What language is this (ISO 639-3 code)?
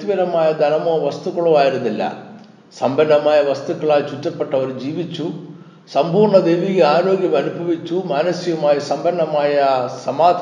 mal